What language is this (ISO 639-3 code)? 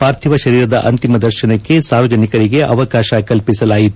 kan